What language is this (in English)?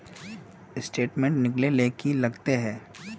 Magahi